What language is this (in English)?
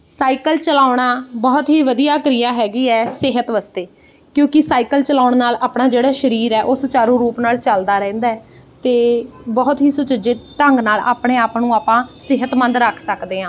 Punjabi